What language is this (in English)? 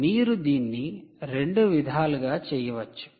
Telugu